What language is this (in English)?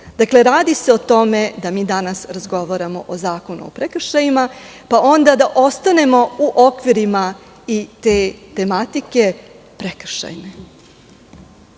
Serbian